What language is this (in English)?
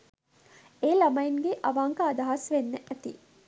Sinhala